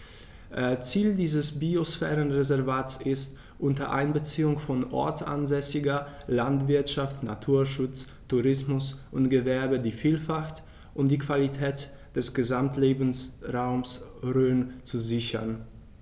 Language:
German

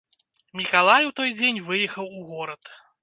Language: Belarusian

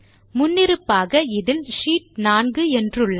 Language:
Tamil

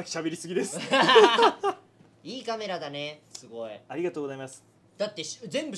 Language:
Japanese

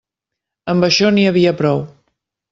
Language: Catalan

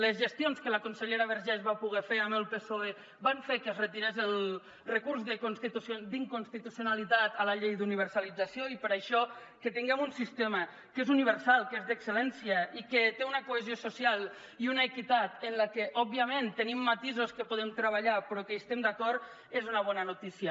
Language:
Catalan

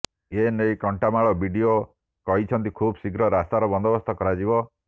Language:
Odia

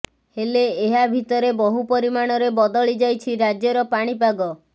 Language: Odia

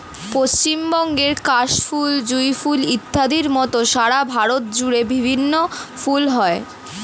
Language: Bangla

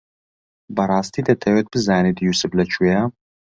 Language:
Central Kurdish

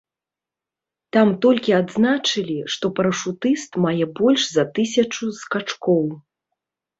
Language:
Belarusian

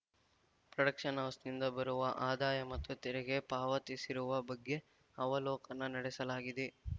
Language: Kannada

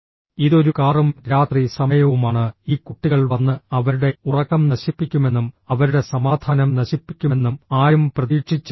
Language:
Malayalam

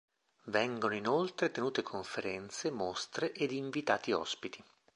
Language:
Italian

